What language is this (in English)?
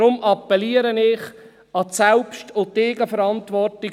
Swiss German